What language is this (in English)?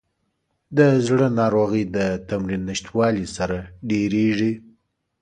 Pashto